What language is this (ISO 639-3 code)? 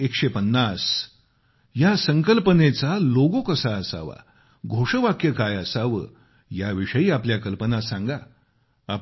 mar